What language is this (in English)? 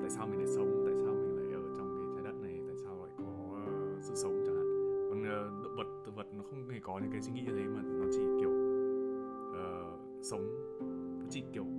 Vietnamese